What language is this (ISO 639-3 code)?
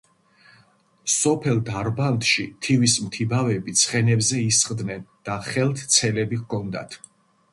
kat